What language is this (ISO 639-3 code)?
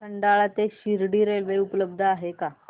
mar